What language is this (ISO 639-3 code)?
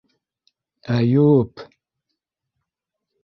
bak